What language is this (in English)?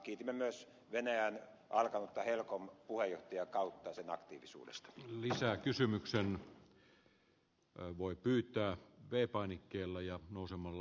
Finnish